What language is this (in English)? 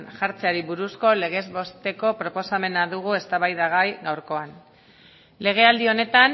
Basque